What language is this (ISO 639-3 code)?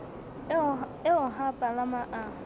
sot